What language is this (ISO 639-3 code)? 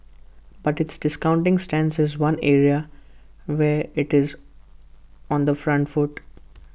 eng